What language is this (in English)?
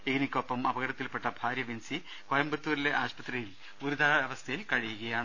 Malayalam